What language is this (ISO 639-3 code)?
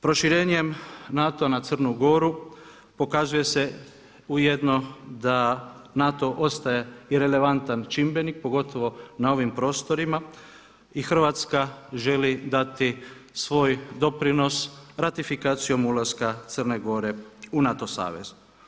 hrv